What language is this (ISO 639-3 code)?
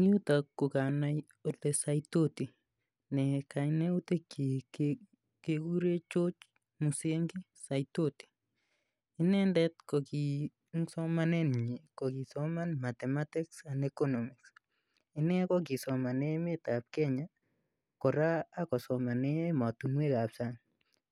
kln